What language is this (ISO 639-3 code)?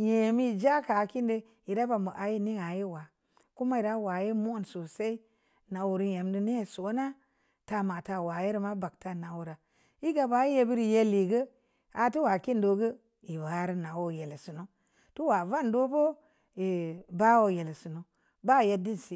ndi